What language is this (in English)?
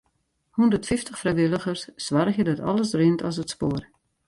Western Frisian